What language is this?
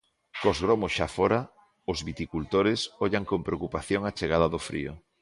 Galician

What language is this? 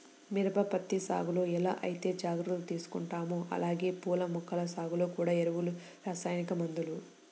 Telugu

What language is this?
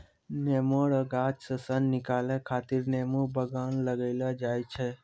Maithili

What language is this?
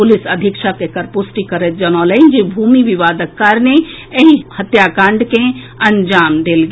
Maithili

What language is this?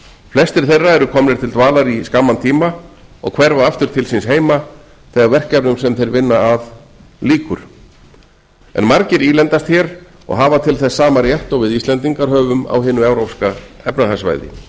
Icelandic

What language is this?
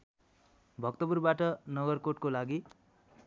Nepali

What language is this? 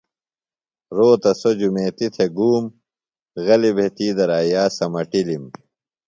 Phalura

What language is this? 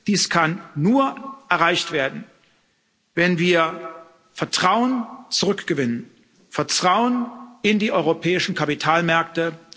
German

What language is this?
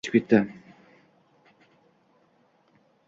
Uzbek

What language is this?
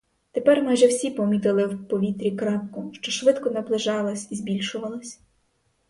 Ukrainian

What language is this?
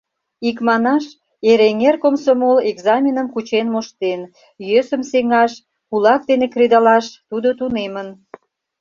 Mari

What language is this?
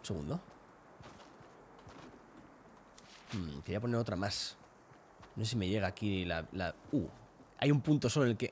Spanish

